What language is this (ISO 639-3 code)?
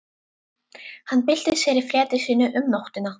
isl